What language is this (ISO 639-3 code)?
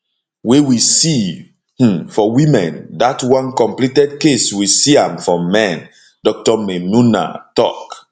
pcm